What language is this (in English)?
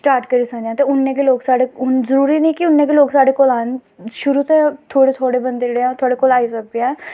Dogri